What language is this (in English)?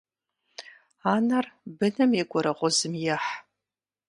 Kabardian